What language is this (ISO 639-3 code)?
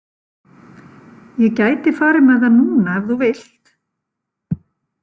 isl